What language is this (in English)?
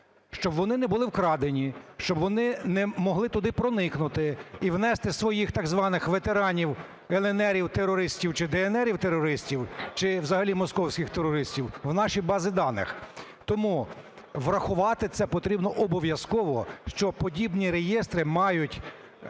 Ukrainian